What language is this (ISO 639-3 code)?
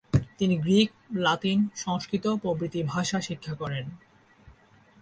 ben